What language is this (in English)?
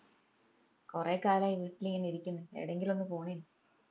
Malayalam